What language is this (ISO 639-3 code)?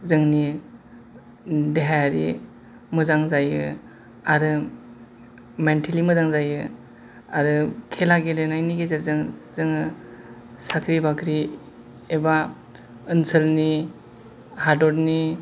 brx